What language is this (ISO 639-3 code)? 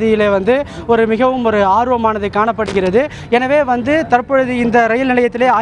ita